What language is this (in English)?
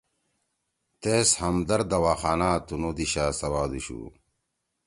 Torwali